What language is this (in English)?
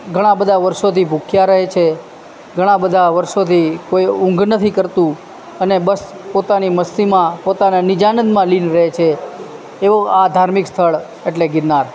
Gujarati